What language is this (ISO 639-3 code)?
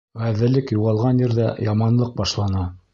bak